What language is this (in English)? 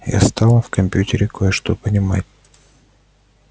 Russian